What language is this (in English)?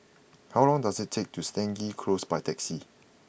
English